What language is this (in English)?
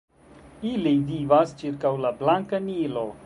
Esperanto